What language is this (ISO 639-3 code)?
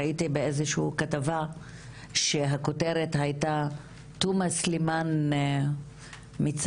heb